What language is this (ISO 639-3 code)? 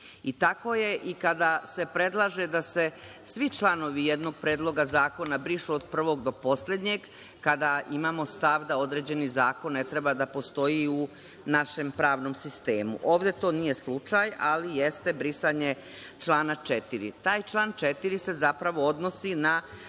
srp